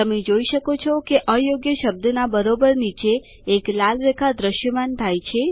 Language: Gujarati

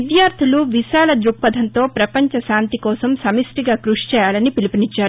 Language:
Telugu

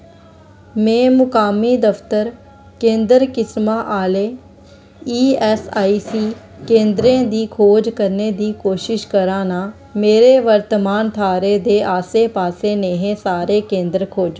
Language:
Dogri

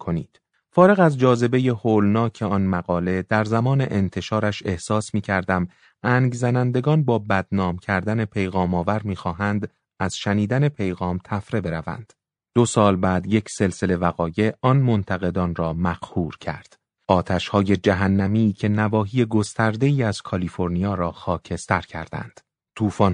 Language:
Persian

